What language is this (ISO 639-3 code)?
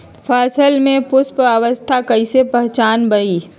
mag